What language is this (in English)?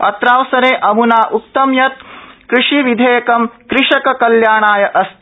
Sanskrit